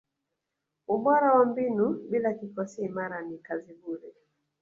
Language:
Swahili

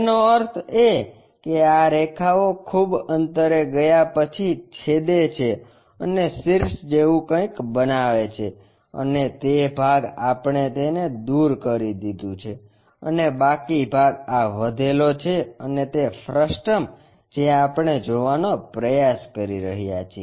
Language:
Gujarati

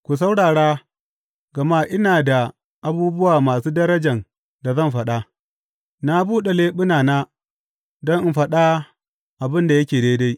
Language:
Hausa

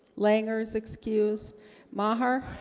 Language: English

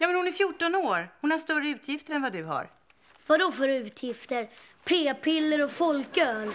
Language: Swedish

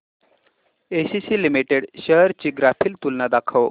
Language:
Marathi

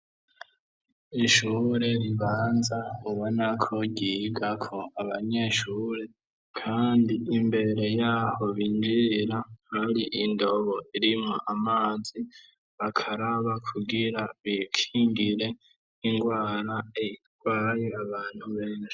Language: Rundi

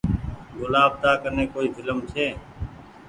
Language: Goaria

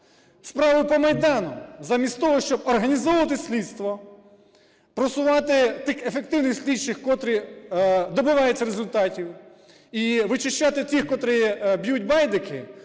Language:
Ukrainian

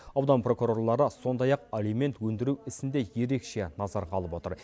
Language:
Kazakh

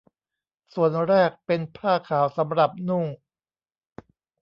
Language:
Thai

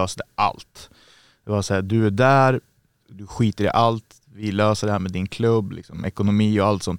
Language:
Swedish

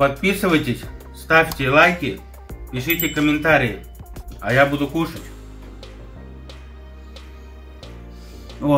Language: Russian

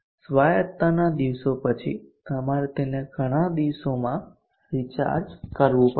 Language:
Gujarati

